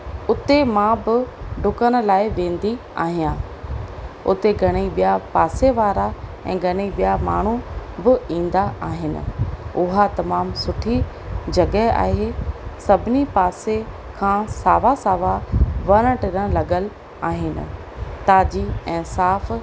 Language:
Sindhi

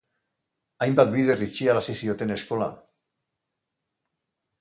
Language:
Basque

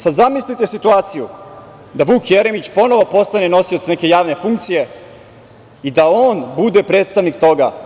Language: Serbian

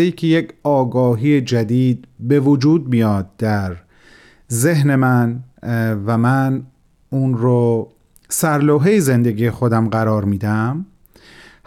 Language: Persian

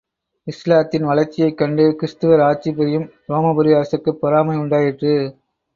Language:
Tamil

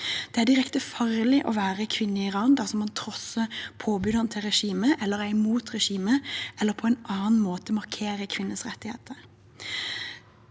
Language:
Norwegian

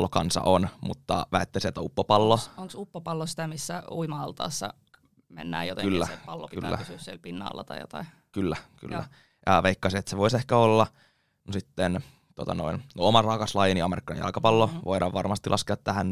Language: Finnish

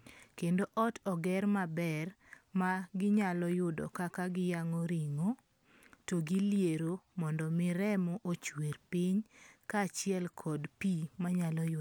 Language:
Luo (Kenya and Tanzania)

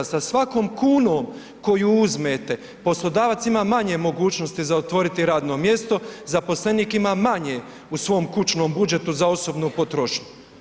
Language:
Croatian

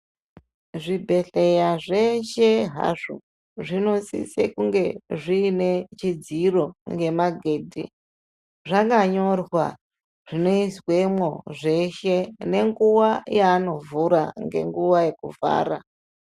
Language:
Ndau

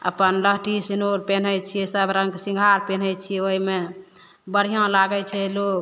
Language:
Maithili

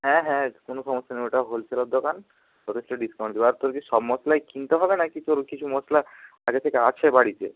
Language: Bangla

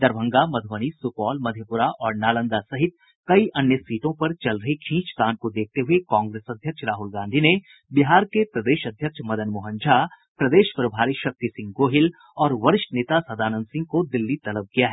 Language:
Hindi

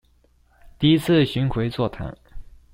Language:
Chinese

